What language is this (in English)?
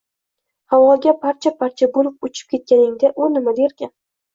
Uzbek